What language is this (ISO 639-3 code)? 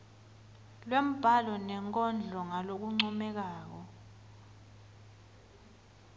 ssw